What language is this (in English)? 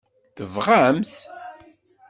Kabyle